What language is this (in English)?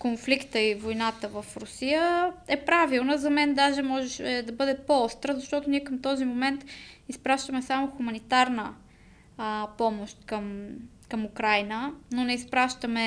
Bulgarian